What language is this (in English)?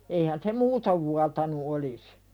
Finnish